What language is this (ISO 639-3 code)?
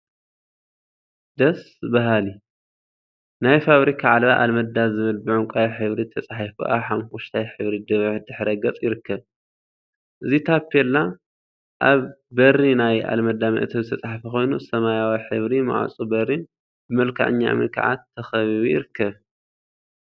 tir